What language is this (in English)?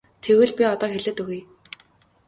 Mongolian